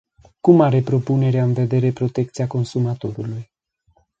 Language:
Romanian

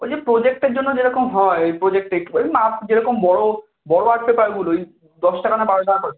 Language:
Bangla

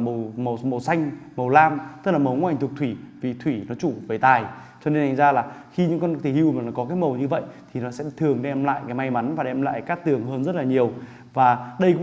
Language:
Vietnamese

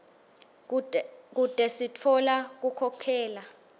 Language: Swati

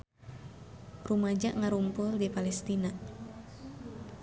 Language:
Sundanese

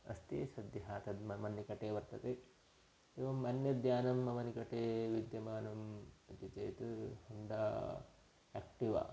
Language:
Sanskrit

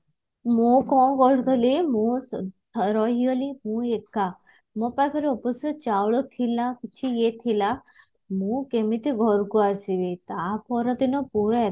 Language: Odia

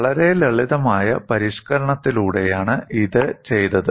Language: Malayalam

